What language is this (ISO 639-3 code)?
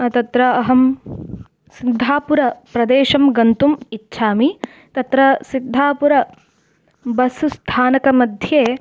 san